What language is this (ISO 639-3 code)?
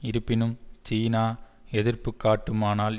tam